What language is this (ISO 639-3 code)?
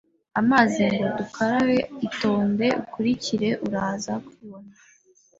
kin